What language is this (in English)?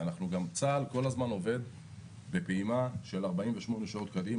Hebrew